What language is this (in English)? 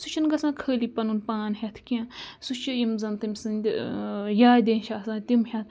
Kashmiri